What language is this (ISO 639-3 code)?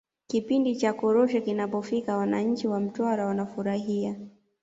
swa